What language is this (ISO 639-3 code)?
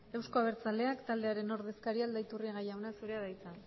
eus